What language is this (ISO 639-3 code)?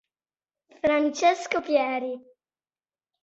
ita